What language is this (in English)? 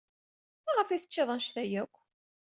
Kabyle